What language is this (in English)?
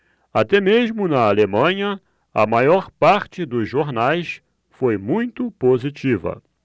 Portuguese